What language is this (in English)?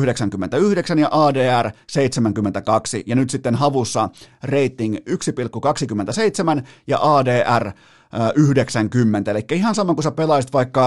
Finnish